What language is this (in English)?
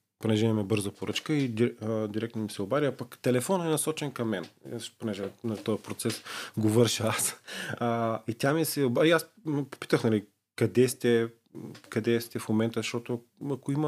Bulgarian